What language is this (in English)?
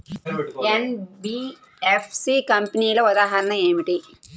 Telugu